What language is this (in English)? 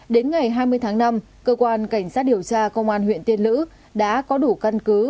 Vietnamese